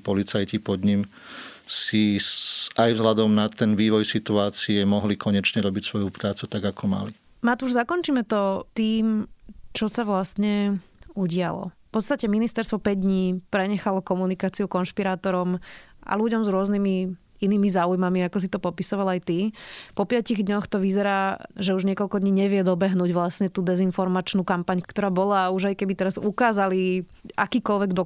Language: Slovak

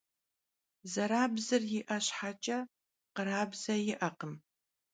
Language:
Kabardian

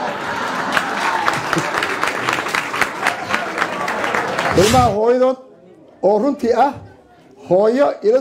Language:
Arabic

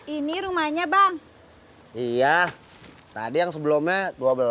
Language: Indonesian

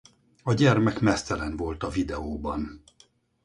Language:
Hungarian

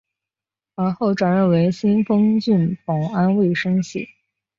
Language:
Chinese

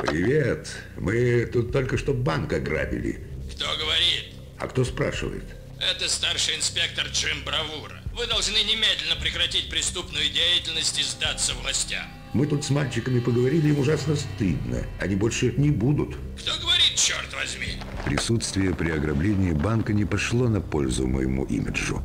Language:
Russian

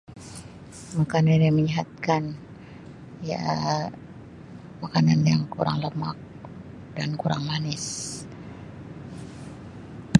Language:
Sabah Malay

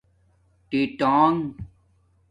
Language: Domaaki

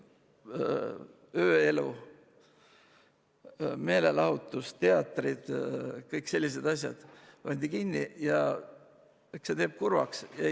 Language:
Estonian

